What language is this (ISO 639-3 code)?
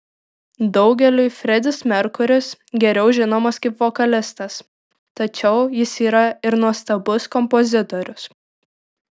lit